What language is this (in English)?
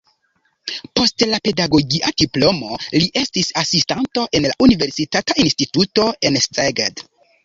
Esperanto